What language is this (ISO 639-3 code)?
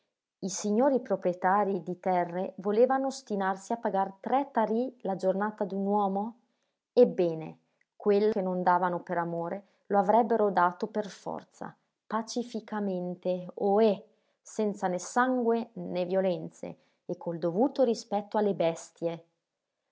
ita